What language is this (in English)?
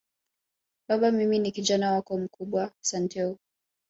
Swahili